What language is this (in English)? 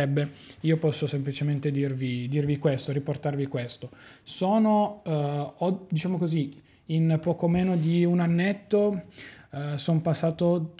Italian